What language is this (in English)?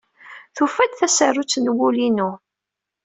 Kabyle